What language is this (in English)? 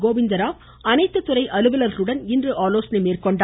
Tamil